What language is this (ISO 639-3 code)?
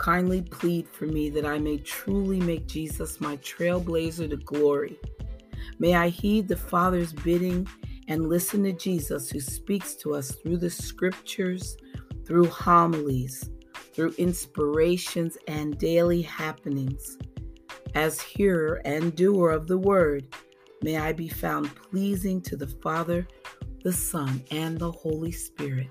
eng